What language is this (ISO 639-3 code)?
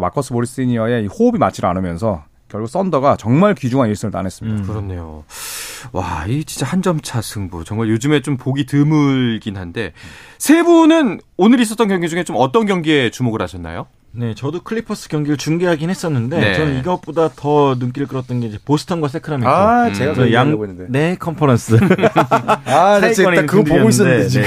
kor